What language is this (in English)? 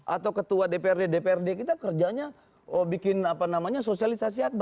Indonesian